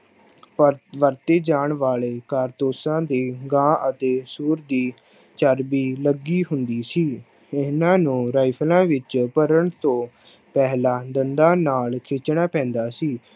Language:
Punjabi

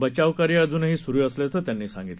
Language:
Marathi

